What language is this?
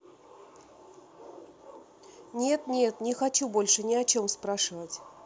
Russian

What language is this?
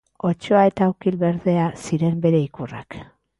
Basque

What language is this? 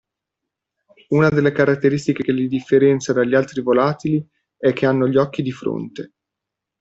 Italian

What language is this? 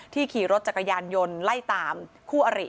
Thai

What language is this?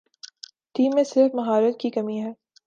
Urdu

